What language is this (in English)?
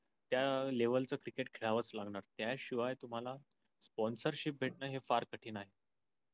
Marathi